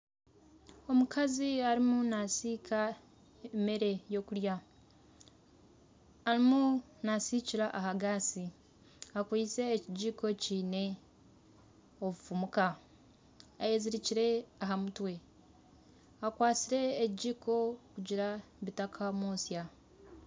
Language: Nyankole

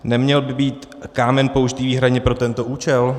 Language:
Czech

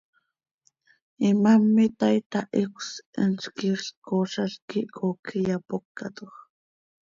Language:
Seri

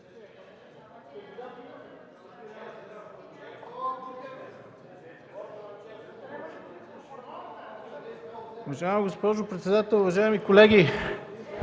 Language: Bulgarian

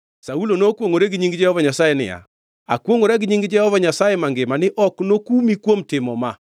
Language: Luo (Kenya and Tanzania)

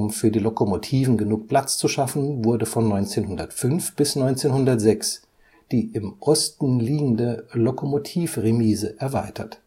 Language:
German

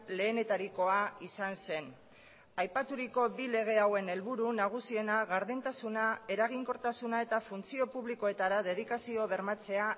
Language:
Basque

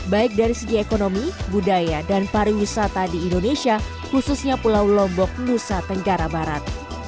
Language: Indonesian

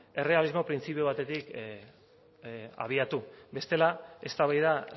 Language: Basque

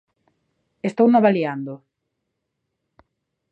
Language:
Galician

